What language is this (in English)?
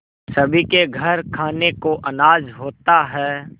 Hindi